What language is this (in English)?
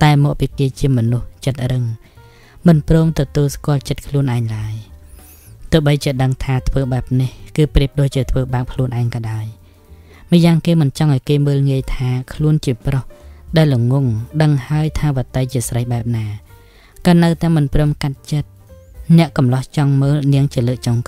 Thai